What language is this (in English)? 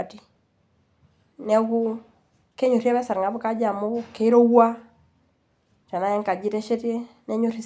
Masai